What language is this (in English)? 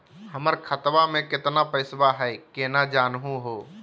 Magahi